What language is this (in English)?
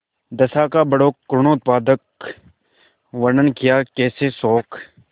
Hindi